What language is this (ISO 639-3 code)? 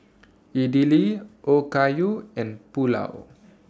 eng